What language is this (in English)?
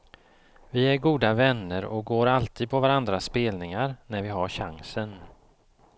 Swedish